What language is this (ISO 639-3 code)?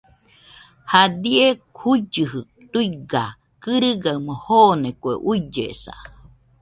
hux